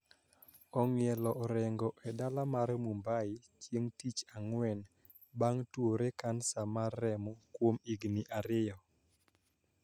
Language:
Luo (Kenya and Tanzania)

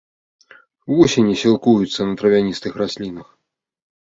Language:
Belarusian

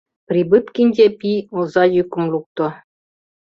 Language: Mari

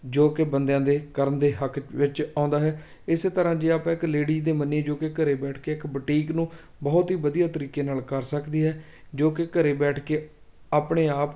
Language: Punjabi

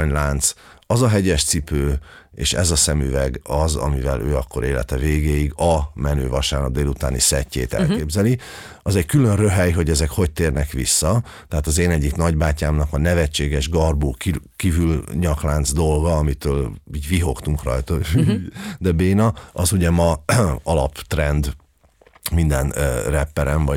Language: Hungarian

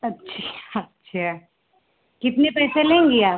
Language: Hindi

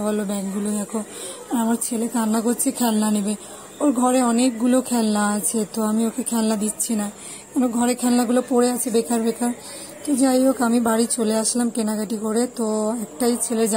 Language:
Turkish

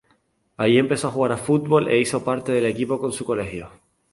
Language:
Spanish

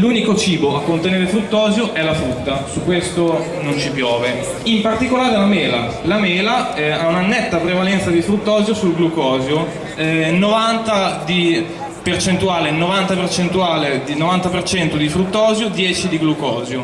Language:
Italian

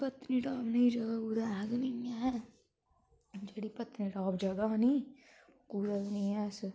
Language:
Dogri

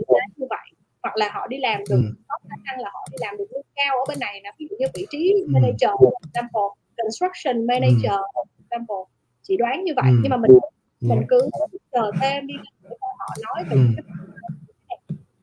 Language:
Vietnamese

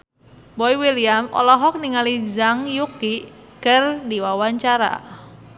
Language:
Sundanese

